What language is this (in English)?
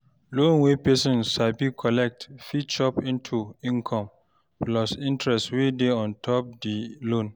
Nigerian Pidgin